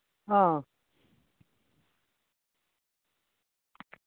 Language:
Dogri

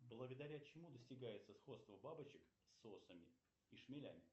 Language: Russian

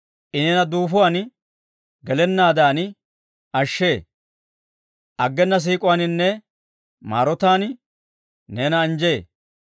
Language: Dawro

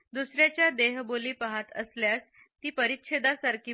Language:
Marathi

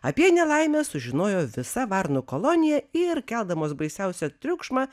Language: Lithuanian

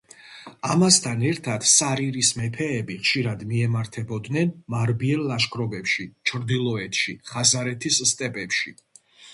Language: Georgian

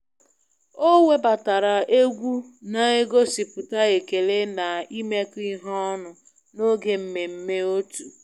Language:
Igbo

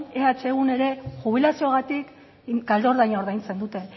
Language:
Basque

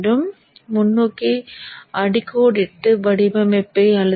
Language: Tamil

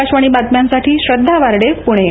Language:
Marathi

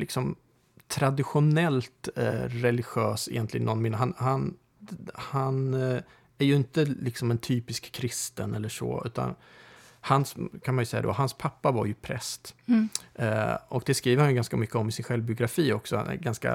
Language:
Swedish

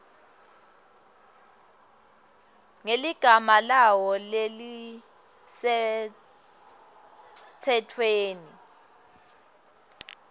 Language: Swati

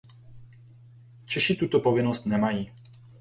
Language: Czech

